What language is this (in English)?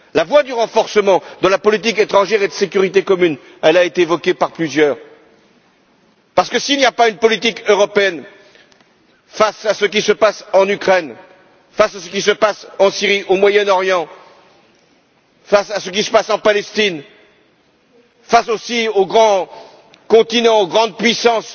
French